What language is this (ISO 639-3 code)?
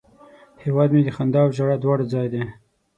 pus